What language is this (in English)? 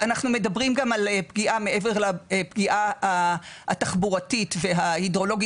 Hebrew